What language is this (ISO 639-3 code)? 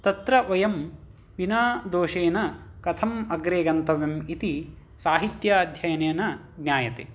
san